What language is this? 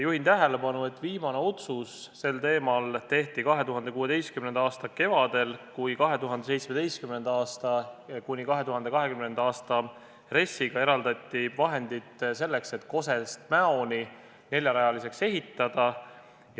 Estonian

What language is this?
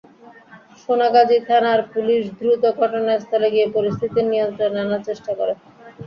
Bangla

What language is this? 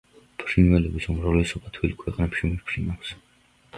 Georgian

